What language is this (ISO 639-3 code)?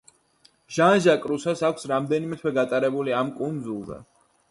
kat